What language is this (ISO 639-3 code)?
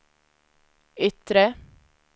swe